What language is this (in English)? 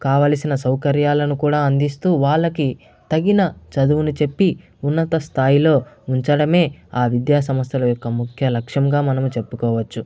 Telugu